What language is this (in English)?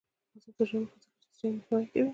Pashto